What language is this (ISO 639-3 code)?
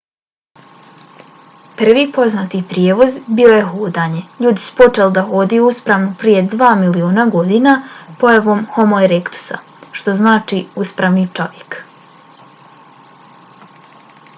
bos